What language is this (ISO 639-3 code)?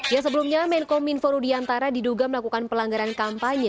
ind